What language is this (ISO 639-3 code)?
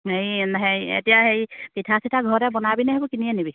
asm